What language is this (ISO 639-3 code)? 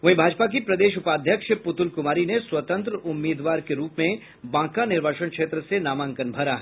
hin